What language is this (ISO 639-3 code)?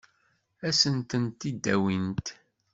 kab